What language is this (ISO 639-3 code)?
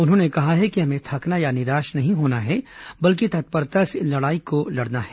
hin